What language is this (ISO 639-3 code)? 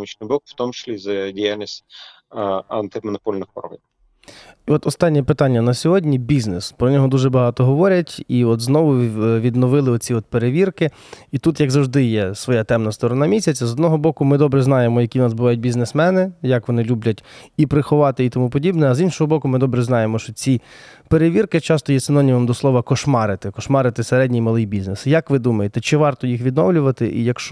ukr